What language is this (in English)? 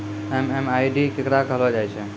Maithili